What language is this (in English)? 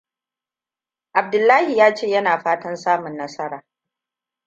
Hausa